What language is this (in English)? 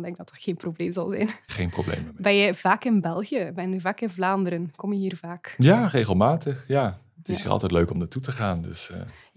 Dutch